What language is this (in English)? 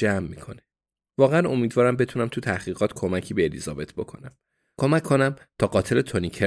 Persian